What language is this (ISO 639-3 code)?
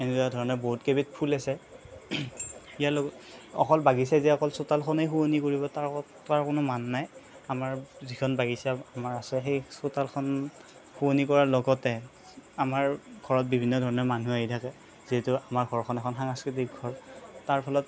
asm